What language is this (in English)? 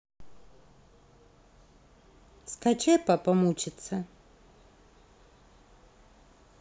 Russian